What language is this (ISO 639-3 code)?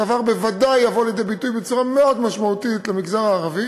heb